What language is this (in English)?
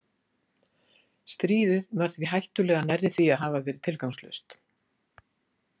Icelandic